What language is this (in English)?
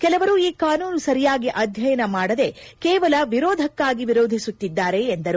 Kannada